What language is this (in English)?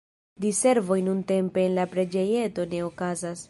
Esperanto